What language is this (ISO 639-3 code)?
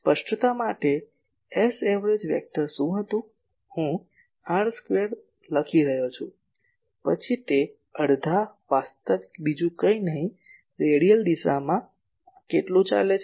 guj